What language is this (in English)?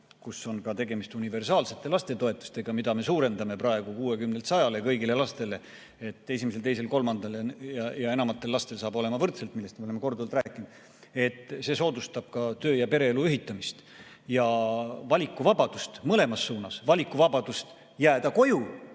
Estonian